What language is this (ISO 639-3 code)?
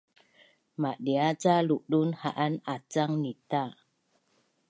bnn